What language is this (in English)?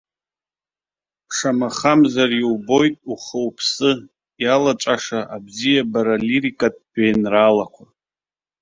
Abkhazian